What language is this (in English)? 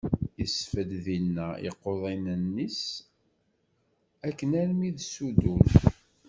Kabyle